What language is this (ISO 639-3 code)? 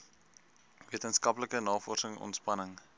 afr